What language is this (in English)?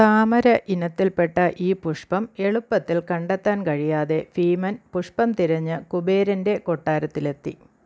Malayalam